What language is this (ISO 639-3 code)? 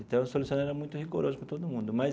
por